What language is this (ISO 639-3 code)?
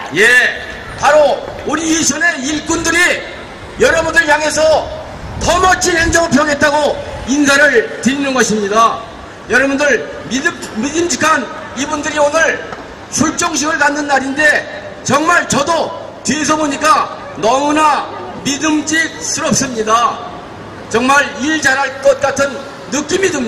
kor